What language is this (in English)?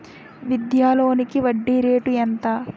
Telugu